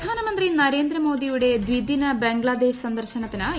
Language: Malayalam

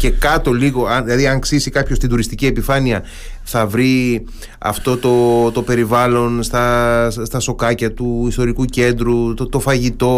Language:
Greek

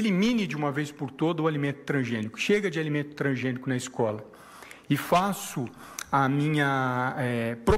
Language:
Portuguese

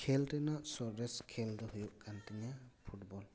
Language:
Santali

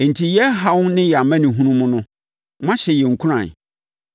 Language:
Akan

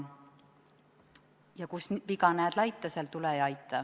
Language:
Estonian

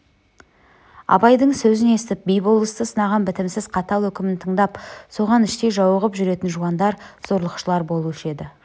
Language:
Kazakh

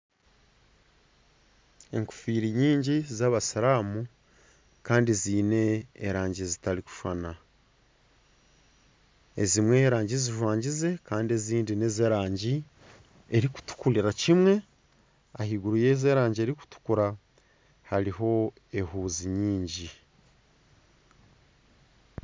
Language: Nyankole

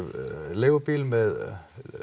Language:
Icelandic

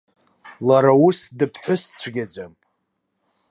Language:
Abkhazian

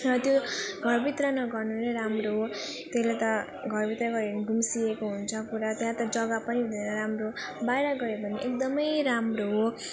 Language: Nepali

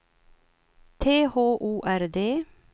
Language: Swedish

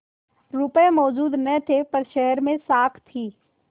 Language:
Hindi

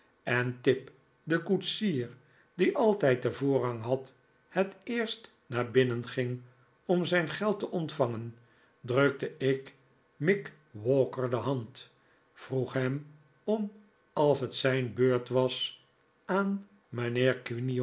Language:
Dutch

